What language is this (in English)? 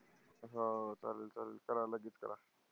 Marathi